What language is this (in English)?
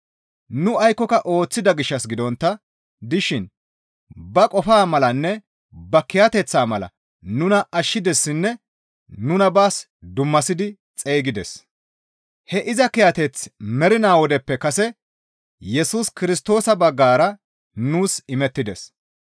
Gamo